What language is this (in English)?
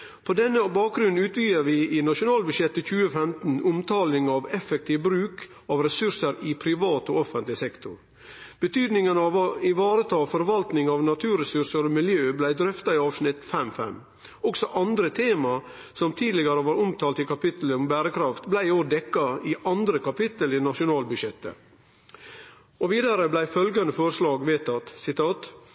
Norwegian Nynorsk